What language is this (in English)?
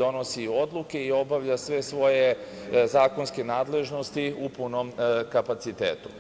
Serbian